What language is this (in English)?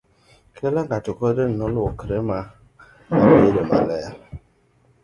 Luo (Kenya and Tanzania)